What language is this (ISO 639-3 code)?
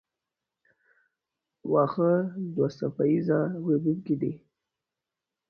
pus